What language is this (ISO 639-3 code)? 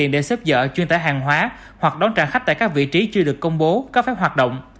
vie